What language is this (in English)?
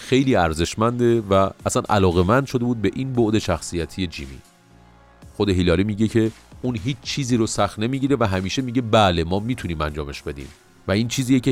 Persian